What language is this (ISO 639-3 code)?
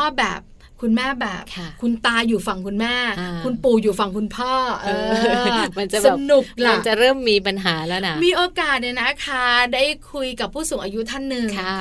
tha